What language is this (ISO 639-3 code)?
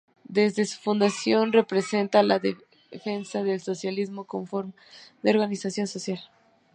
spa